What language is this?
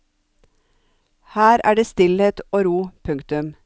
Norwegian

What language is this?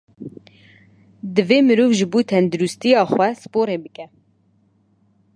Kurdish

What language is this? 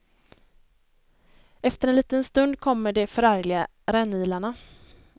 Swedish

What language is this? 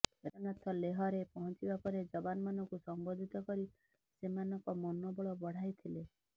Odia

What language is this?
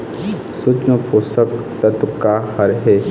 Chhattisgarhi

